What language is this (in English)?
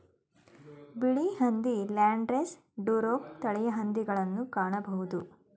Kannada